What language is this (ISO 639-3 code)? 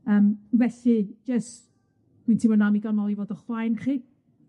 cym